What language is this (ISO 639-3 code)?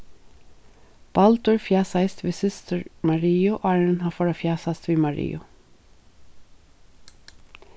fao